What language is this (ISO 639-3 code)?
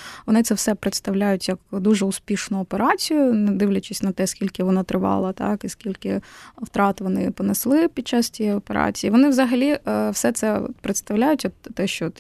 ukr